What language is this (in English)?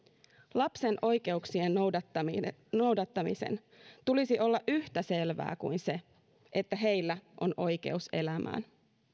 Finnish